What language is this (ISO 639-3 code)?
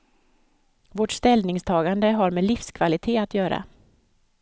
swe